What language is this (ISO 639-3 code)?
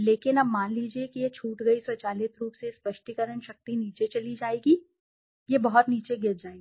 hin